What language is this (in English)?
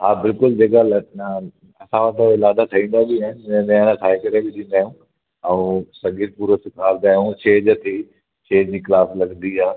Sindhi